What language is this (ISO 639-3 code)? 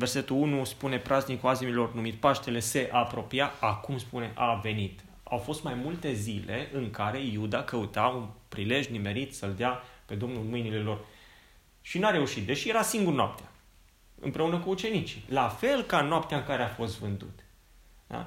ron